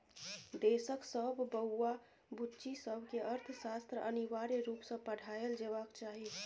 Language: Maithili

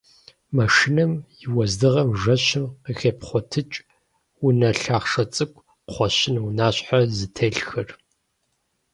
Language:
Kabardian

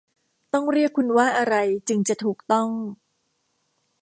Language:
Thai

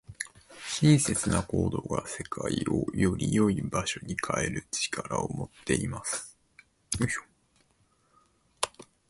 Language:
Japanese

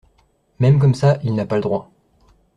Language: French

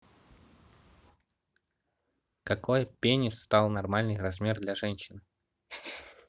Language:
Russian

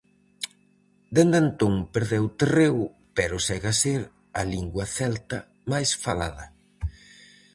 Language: Galician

